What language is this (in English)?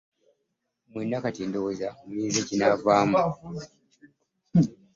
Ganda